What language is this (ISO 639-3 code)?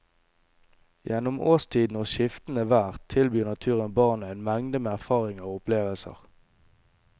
nor